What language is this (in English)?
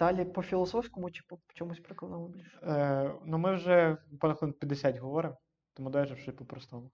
Ukrainian